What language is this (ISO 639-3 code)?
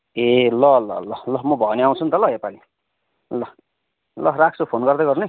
nep